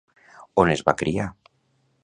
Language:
Catalan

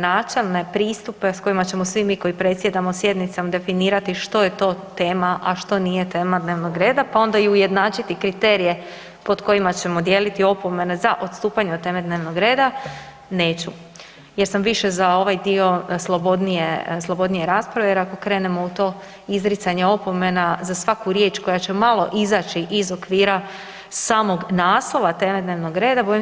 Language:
Croatian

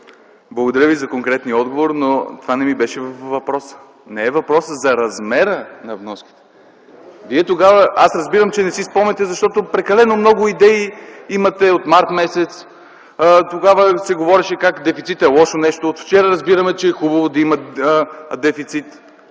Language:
Bulgarian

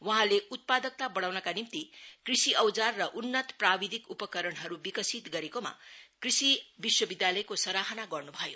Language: Nepali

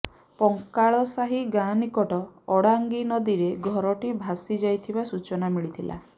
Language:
Odia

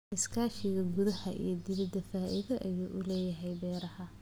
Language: Somali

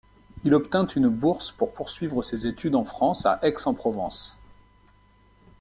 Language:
French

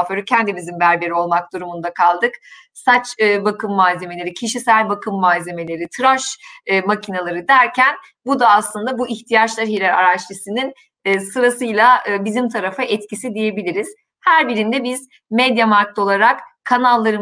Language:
Turkish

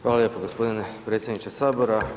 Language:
Croatian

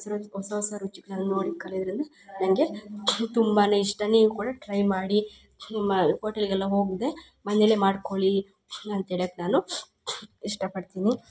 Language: Kannada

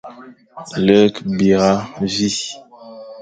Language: Fang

